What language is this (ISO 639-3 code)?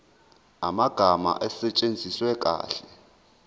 zul